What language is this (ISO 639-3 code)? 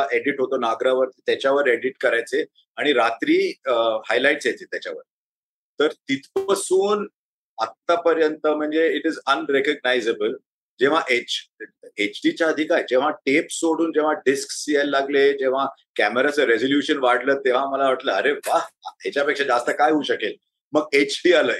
mar